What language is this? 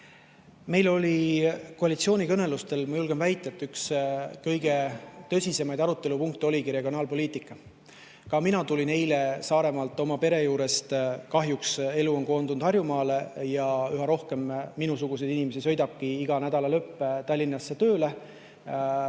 Estonian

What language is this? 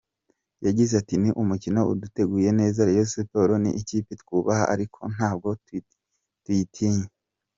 Kinyarwanda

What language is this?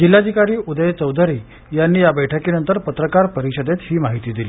Marathi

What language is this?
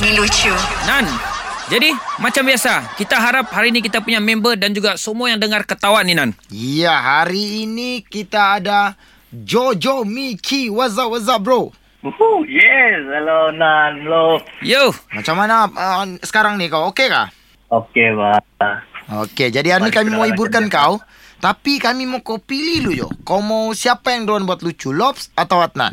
Malay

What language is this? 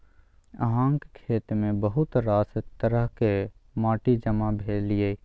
Maithili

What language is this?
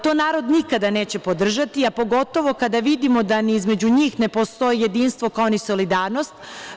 Serbian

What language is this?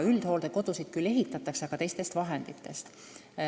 Estonian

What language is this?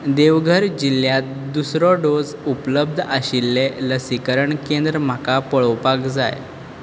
Konkani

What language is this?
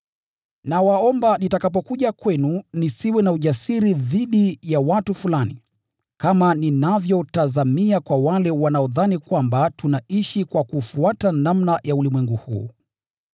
Swahili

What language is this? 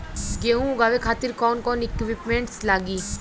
Bhojpuri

